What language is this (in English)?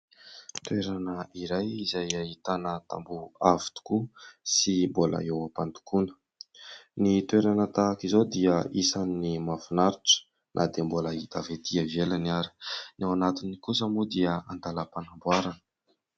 Malagasy